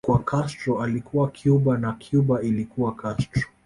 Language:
Swahili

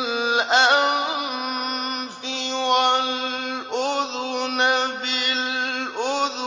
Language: Arabic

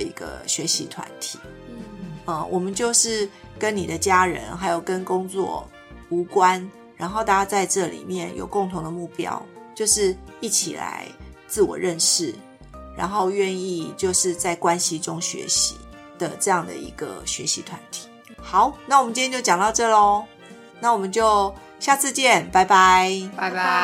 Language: Chinese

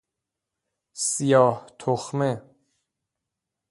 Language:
Persian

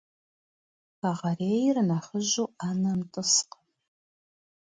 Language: Kabardian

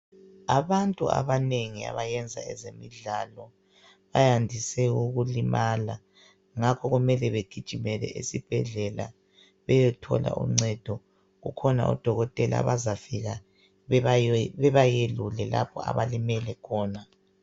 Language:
North Ndebele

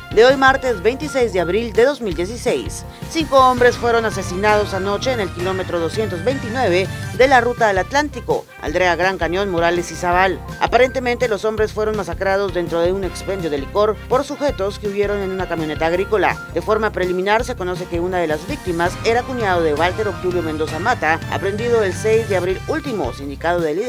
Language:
Spanish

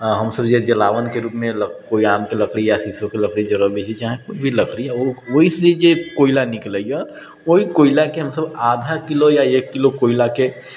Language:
Maithili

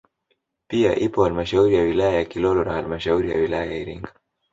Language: Swahili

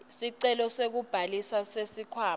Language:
Swati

